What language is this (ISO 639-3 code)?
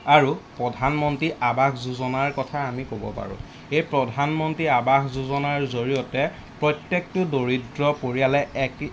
asm